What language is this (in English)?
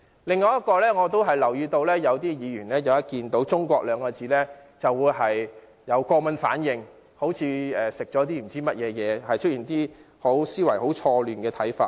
Cantonese